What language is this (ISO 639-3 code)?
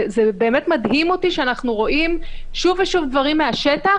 heb